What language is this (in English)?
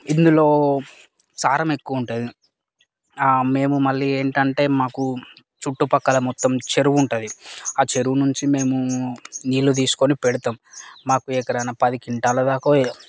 Telugu